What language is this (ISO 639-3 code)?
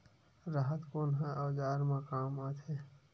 hne